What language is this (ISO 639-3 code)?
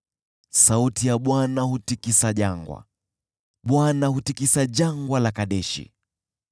swa